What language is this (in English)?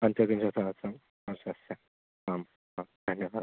Sanskrit